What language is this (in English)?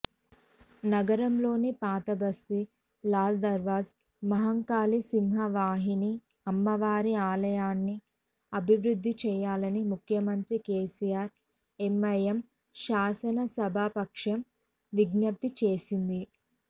Telugu